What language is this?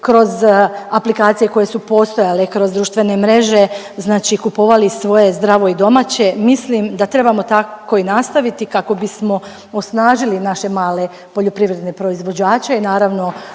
Croatian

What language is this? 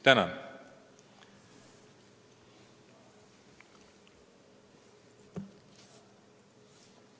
Estonian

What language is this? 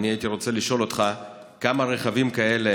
Hebrew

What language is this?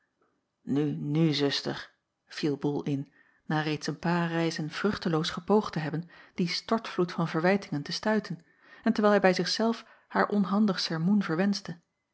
Dutch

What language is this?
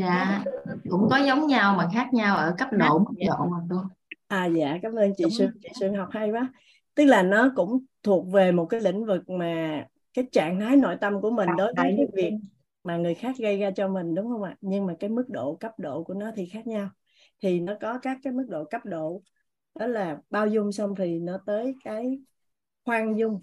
Vietnamese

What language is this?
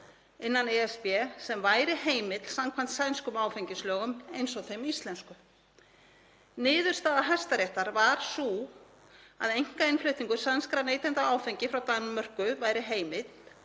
Icelandic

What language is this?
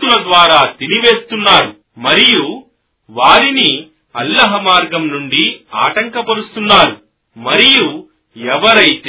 Telugu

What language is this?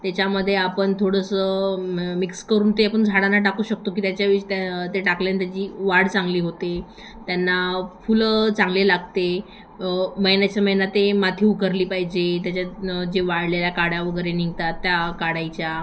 Marathi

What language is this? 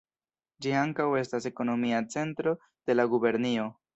Esperanto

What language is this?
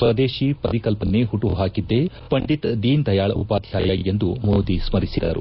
Kannada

